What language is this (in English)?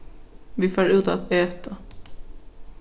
Faroese